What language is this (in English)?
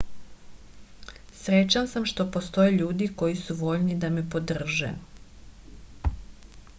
Serbian